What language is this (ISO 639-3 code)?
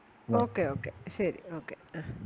mal